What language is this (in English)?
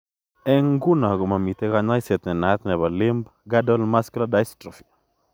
Kalenjin